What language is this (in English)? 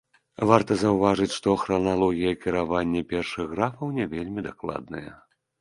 Belarusian